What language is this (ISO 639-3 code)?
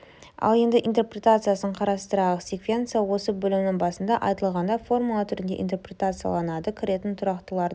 kaz